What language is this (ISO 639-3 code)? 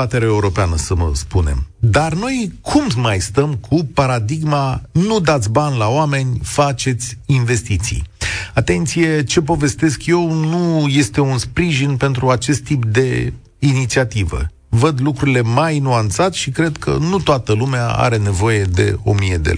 ron